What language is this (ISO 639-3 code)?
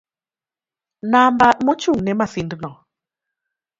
luo